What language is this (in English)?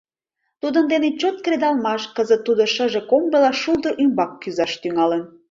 Mari